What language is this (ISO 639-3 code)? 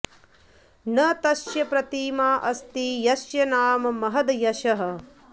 san